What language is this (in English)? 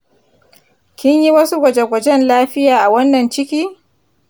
Hausa